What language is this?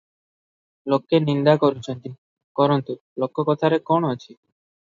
Odia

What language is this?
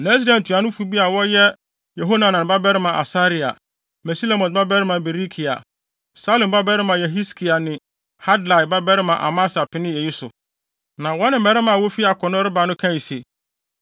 Akan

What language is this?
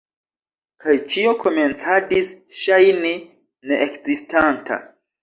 Esperanto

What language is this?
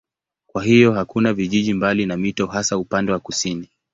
Swahili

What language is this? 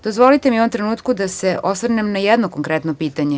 Serbian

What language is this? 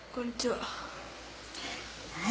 Japanese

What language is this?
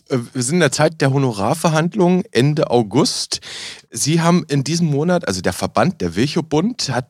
German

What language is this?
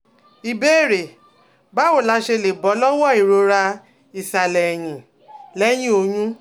Yoruba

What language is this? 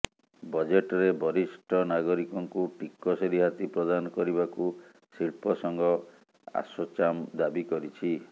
Odia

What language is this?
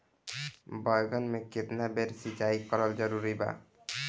Bhojpuri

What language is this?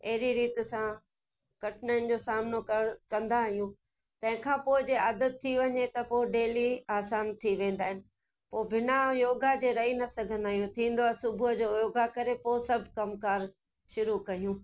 Sindhi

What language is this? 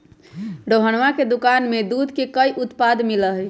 Magahi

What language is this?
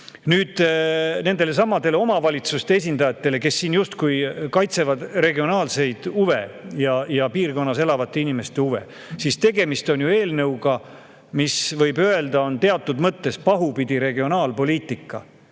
Estonian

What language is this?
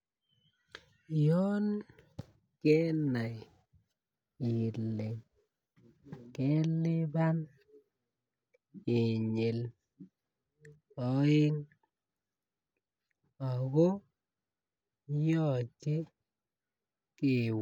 Kalenjin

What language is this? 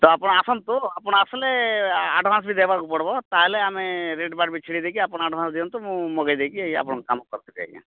Odia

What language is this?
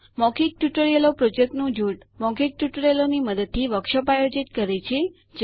Gujarati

